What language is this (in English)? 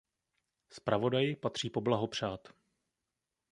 Czech